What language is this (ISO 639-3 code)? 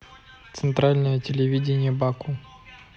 rus